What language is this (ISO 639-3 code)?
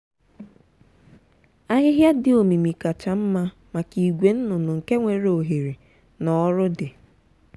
ibo